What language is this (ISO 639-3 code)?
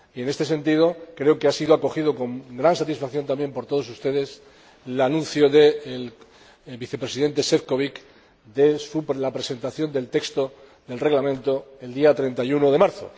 spa